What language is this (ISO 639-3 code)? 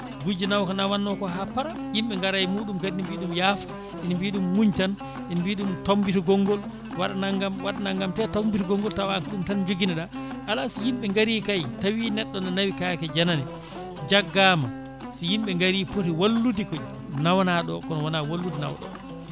ful